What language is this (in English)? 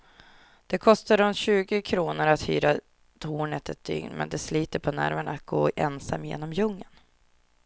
Swedish